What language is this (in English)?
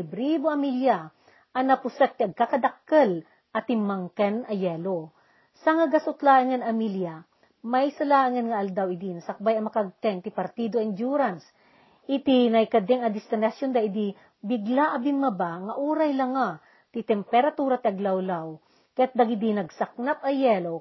Filipino